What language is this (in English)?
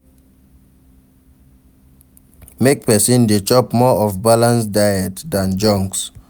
Nigerian Pidgin